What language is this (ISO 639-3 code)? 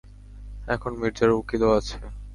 ben